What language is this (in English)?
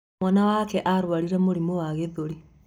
Kikuyu